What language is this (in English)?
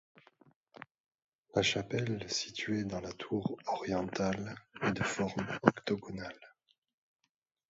French